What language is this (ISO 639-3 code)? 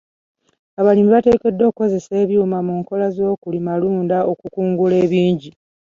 lug